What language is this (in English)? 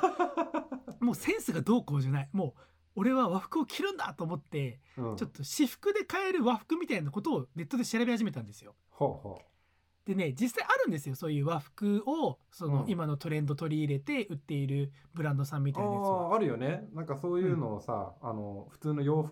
Japanese